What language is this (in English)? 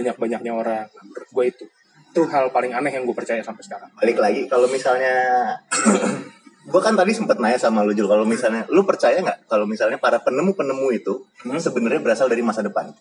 Indonesian